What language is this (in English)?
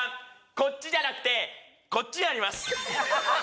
Japanese